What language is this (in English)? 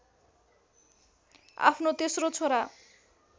Nepali